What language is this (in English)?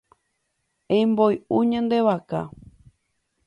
Guarani